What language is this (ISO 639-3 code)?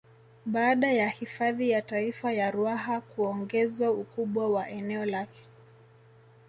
swa